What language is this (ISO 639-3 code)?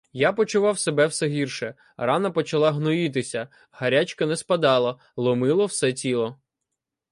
ukr